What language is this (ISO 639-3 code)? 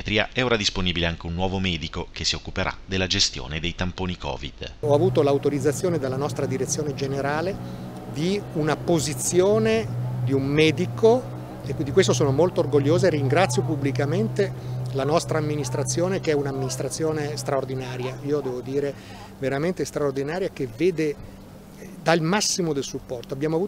ita